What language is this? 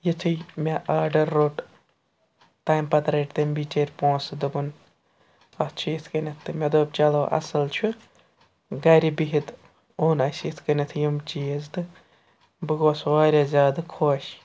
Kashmiri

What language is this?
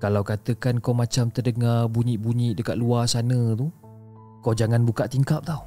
Malay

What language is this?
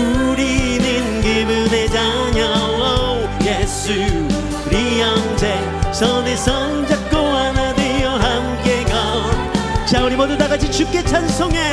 Korean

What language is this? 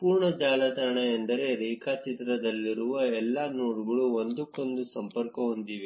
Kannada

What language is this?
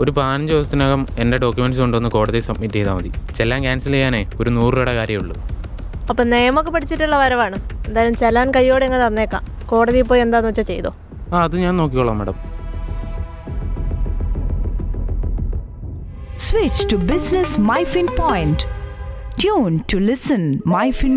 Malayalam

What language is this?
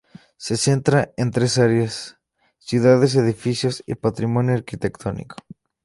Spanish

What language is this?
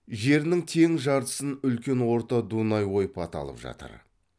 Kazakh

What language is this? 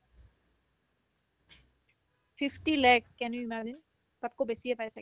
Assamese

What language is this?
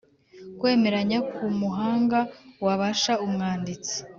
Kinyarwanda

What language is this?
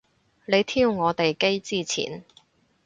Cantonese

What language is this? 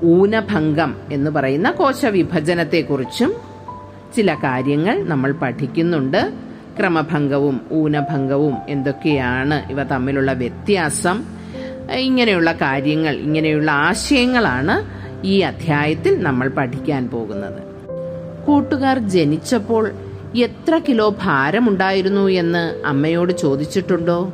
Malayalam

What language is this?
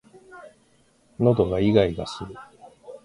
Japanese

